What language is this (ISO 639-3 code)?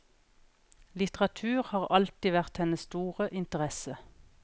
nor